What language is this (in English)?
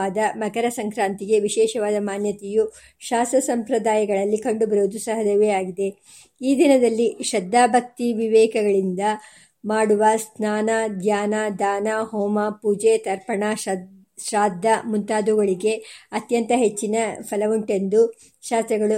Kannada